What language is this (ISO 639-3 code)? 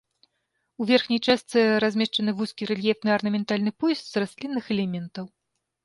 bel